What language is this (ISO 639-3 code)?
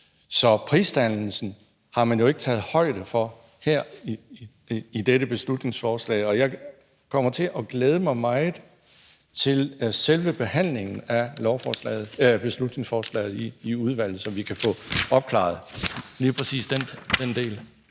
dan